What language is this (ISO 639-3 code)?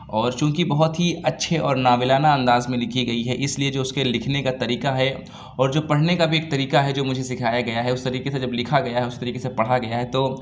urd